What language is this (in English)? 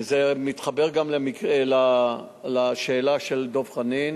Hebrew